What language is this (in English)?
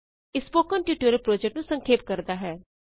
Punjabi